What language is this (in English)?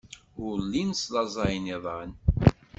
Kabyle